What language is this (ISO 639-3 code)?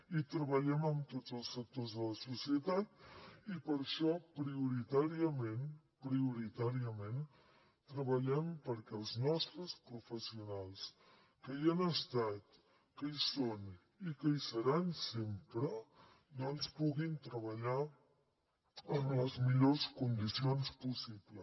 cat